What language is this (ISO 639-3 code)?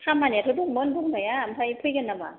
brx